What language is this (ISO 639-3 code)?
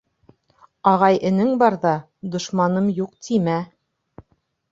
bak